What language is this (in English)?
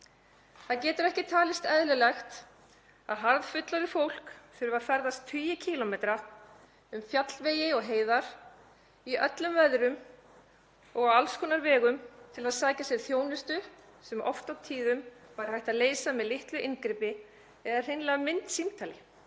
Icelandic